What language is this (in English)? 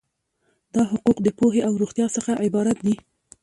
Pashto